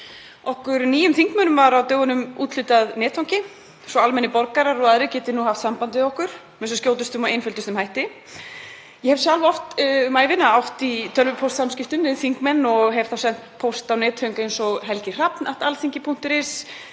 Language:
Icelandic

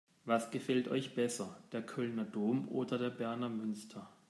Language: German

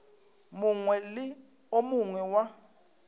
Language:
Northern Sotho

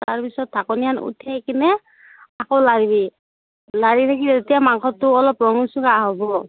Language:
Assamese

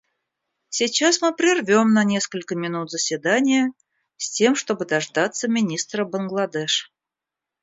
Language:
Russian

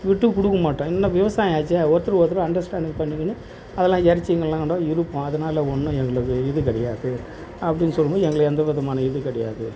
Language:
Tamil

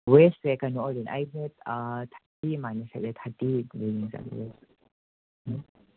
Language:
Manipuri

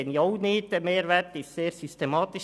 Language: Swiss German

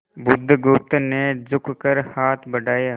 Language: Hindi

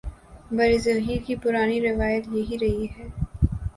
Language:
Urdu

